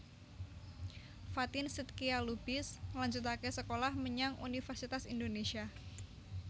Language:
Javanese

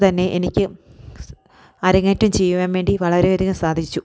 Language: Malayalam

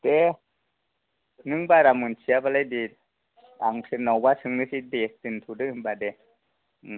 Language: Bodo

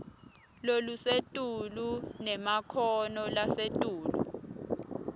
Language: Swati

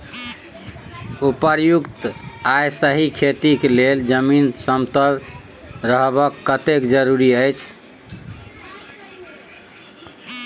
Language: Maithili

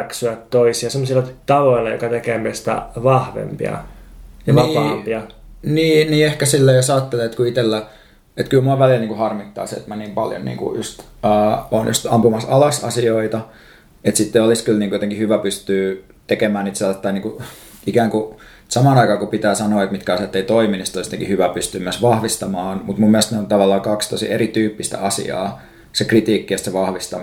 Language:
Finnish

